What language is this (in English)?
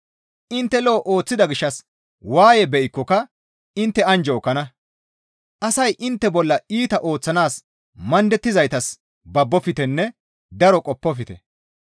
Gamo